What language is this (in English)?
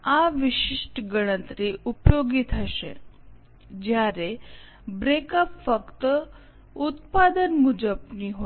Gujarati